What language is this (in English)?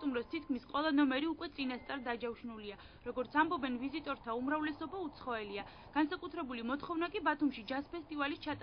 Arabic